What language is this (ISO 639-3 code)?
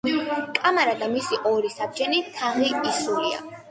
kat